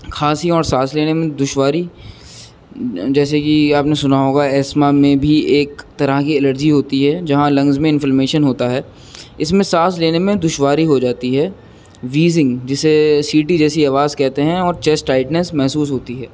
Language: Urdu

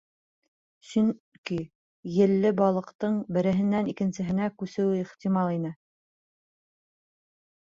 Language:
Bashkir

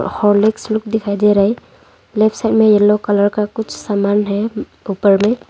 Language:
Hindi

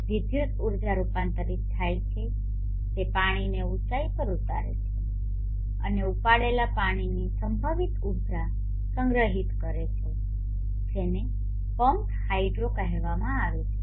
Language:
Gujarati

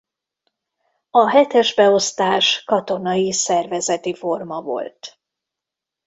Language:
Hungarian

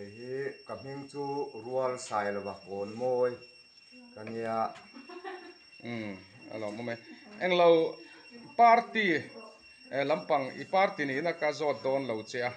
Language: Thai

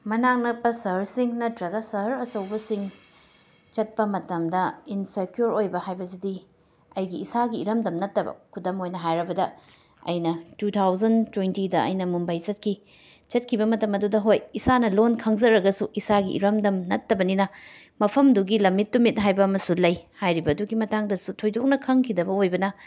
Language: Manipuri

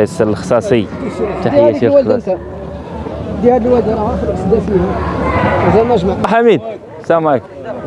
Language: Arabic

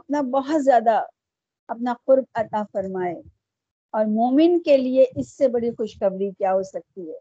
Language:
Urdu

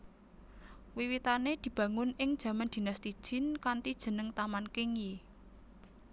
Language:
Javanese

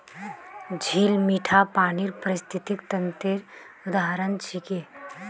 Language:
Magahi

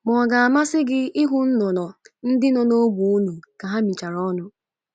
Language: Igbo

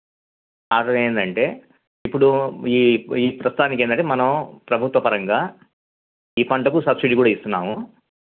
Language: Telugu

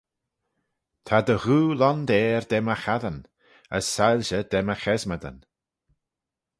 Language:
Manx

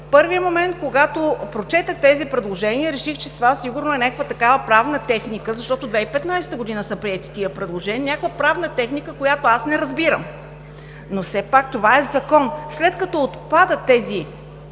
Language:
Bulgarian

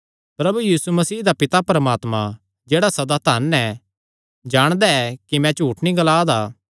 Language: Kangri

